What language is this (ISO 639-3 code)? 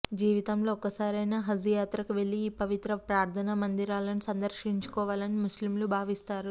tel